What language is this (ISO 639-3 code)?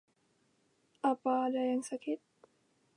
ind